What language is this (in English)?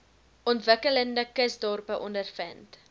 Afrikaans